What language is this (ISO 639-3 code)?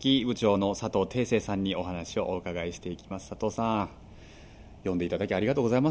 jpn